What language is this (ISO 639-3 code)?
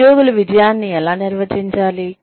tel